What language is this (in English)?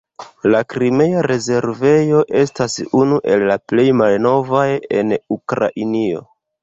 Esperanto